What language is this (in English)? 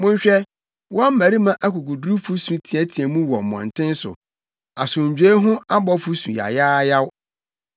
Akan